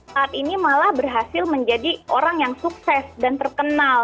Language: Indonesian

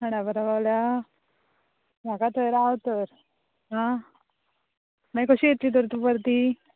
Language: Konkani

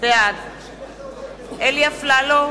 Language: Hebrew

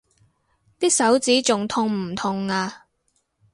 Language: Cantonese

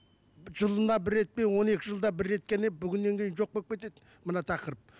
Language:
Kazakh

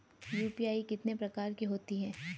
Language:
Hindi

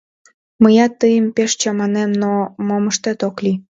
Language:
Mari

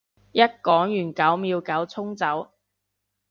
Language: Cantonese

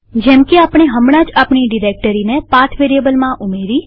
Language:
Gujarati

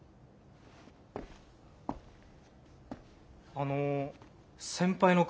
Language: Japanese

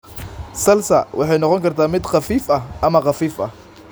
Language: Somali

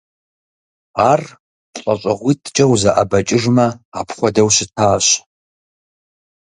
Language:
Kabardian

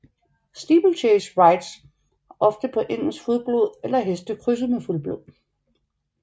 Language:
Danish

